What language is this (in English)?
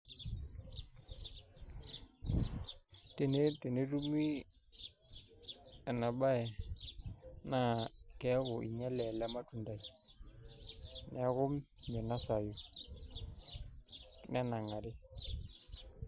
Masai